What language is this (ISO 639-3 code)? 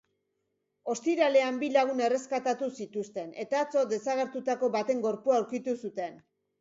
eus